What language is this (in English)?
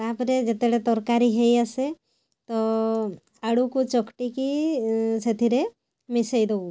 Odia